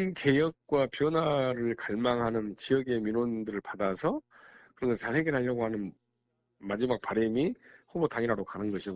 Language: Korean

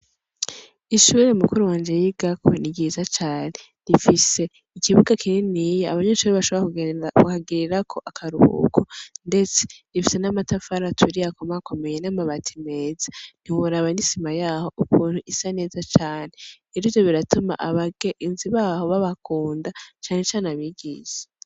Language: Rundi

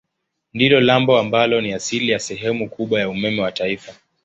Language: Swahili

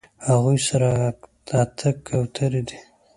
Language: Pashto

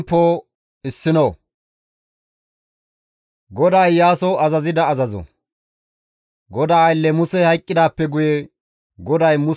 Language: Gamo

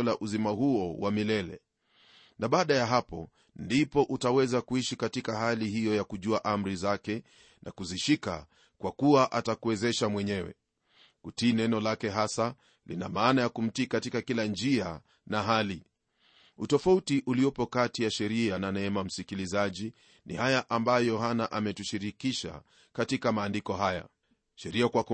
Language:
Swahili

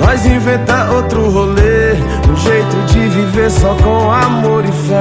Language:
Romanian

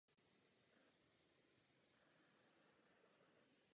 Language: Czech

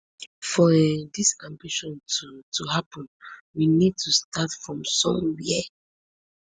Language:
Nigerian Pidgin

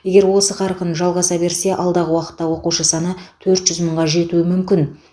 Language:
Kazakh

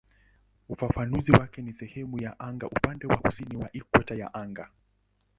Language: Swahili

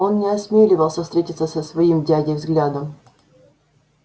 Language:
Russian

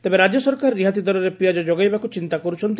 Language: Odia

